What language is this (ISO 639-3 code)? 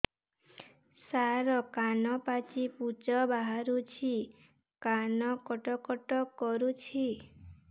ori